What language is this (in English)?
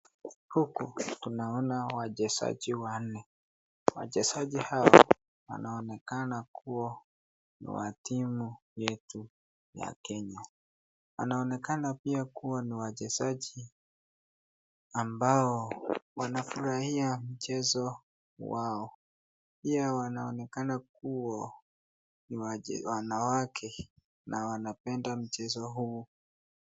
Swahili